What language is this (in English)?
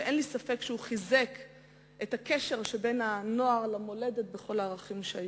Hebrew